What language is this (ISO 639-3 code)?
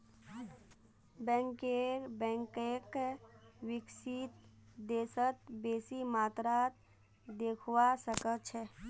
mag